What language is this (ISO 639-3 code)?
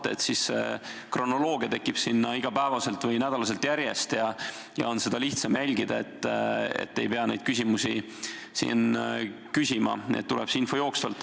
est